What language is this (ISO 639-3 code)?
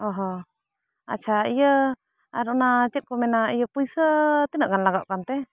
sat